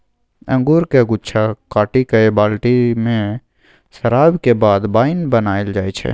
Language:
Maithili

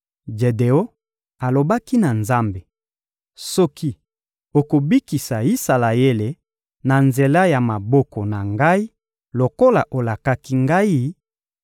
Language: Lingala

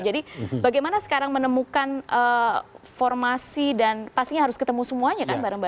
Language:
Indonesian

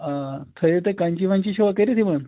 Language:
Kashmiri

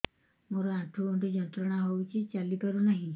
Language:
Odia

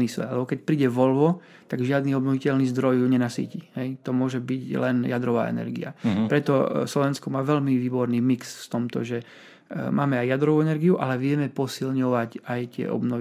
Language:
Slovak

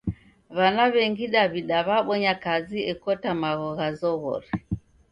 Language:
Taita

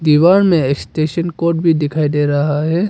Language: Hindi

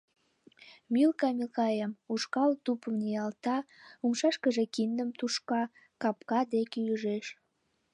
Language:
Mari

